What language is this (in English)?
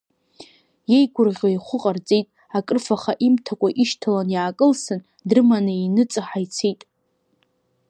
Abkhazian